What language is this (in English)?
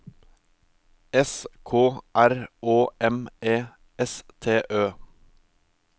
Norwegian